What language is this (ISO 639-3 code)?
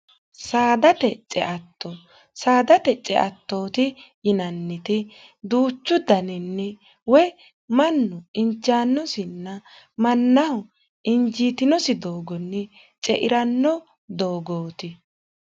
sid